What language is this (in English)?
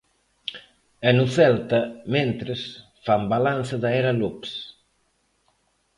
Galician